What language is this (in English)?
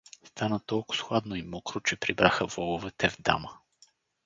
Bulgarian